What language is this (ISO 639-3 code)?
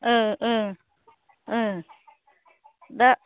brx